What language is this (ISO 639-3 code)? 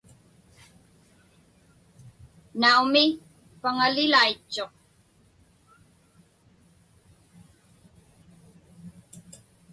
ipk